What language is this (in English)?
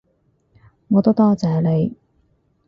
Cantonese